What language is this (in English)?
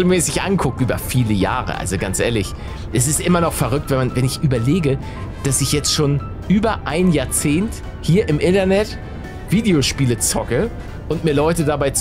German